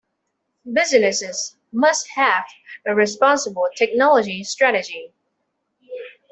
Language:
English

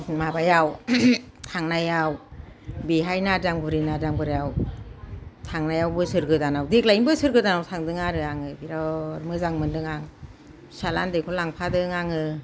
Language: Bodo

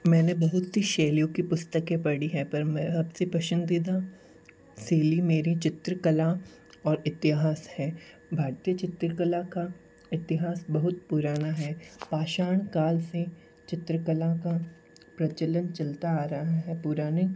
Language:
Hindi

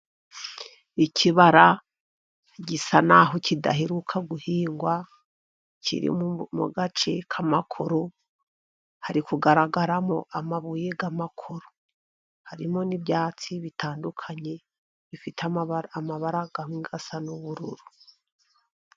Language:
Kinyarwanda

